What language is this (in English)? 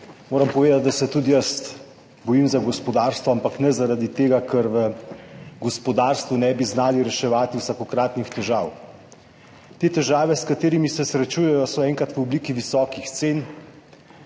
Slovenian